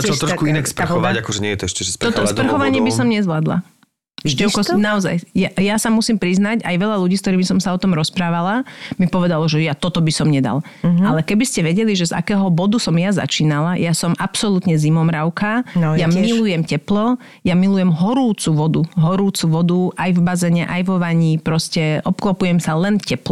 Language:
Slovak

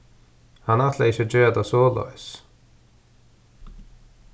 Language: Faroese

